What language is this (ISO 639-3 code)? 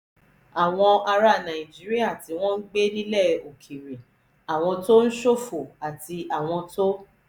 yor